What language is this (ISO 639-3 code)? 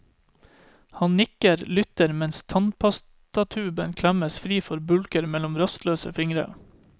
nor